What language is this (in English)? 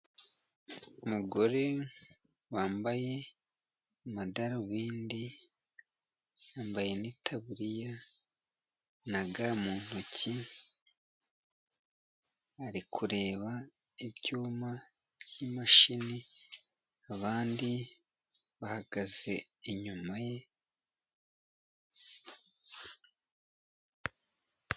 Kinyarwanda